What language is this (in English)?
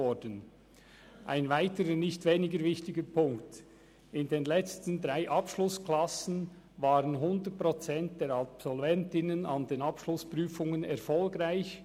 Swiss German